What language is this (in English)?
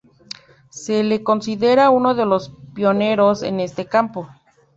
Spanish